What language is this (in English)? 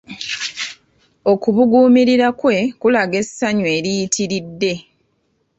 Ganda